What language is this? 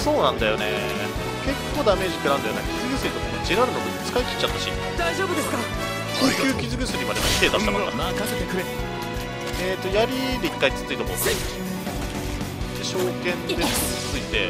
Japanese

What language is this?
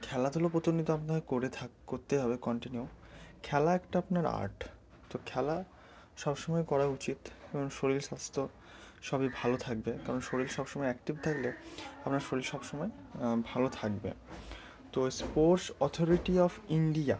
Bangla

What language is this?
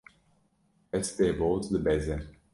Kurdish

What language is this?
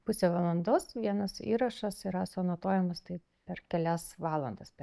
Lithuanian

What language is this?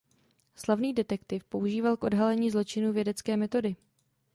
Czech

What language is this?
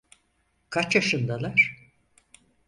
Turkish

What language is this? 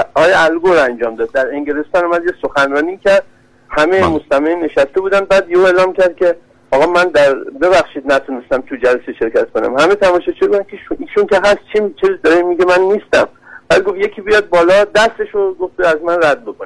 Persian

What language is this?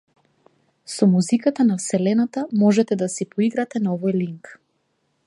Macedonian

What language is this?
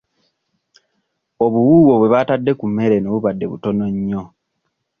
Ganda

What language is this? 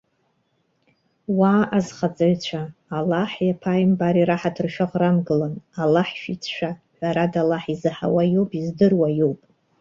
Abkhazian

